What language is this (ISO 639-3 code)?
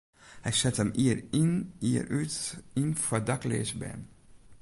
fry